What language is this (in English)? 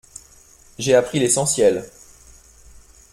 French